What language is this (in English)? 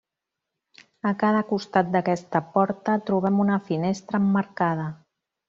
Catalan